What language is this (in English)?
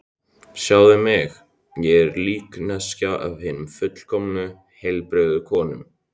Icelandic